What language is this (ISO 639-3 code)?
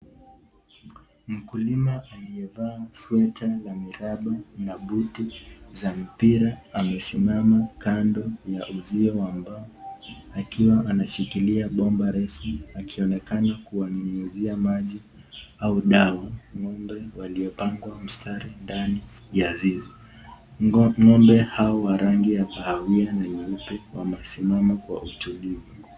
swa